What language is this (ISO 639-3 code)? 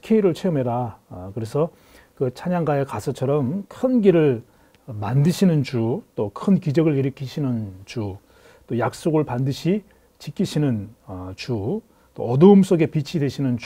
kor